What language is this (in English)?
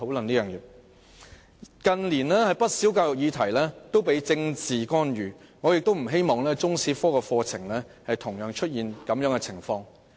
Cantonese